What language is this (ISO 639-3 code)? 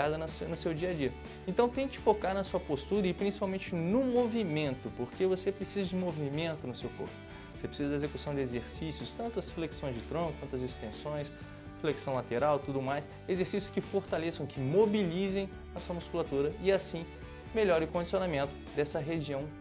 por